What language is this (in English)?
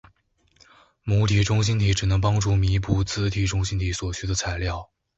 Chinese